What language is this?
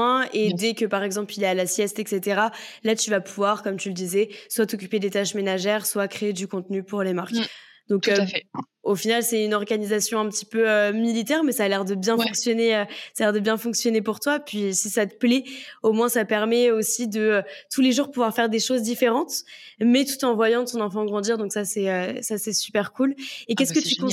French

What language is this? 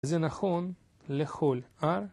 Hebrew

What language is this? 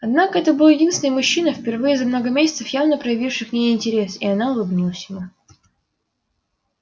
Russian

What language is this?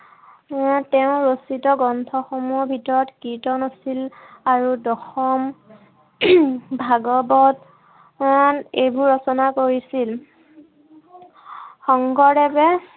Assamese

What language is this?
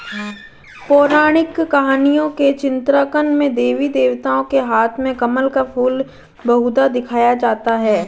Hindi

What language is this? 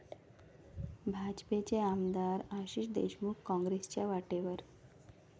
Marathi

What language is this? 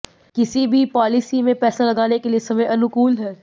Hindi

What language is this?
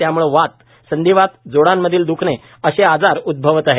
Marathi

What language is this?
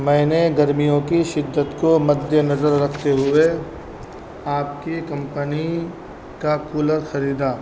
Urdu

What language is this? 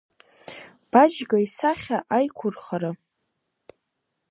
Abkhazian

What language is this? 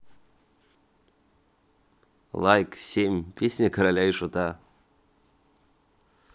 Russian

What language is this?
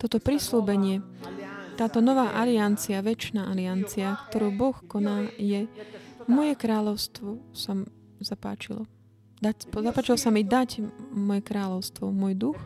Slovak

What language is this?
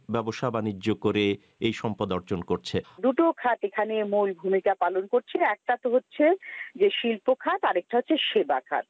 Bangla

